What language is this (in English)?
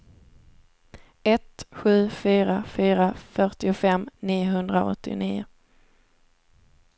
Swedish